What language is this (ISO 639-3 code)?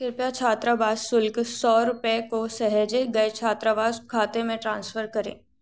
hin